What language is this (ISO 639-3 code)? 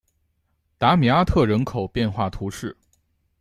zho